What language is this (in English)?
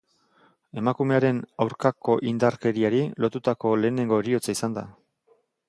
Basque